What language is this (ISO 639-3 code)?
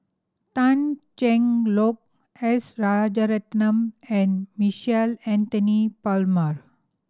eng